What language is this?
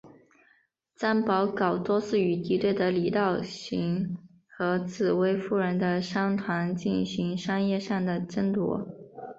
Chinese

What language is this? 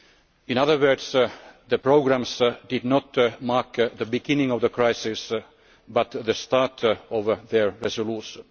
English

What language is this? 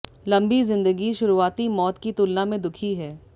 Hindi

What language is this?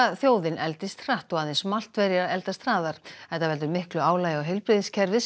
Icelandic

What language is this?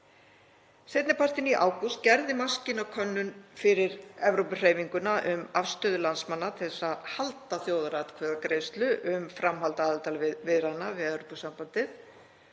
Icelandic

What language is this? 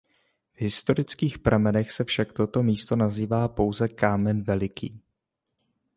Czech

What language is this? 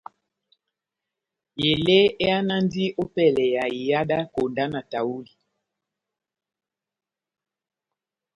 Batanga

